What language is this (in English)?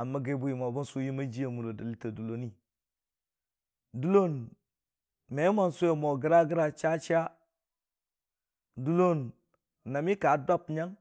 Dijim-Bwilim